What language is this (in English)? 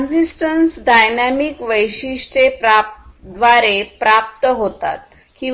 Marathi